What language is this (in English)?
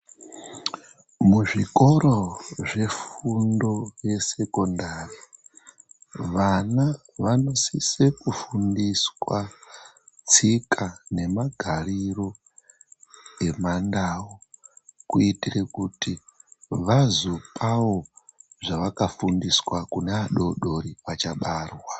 Ndau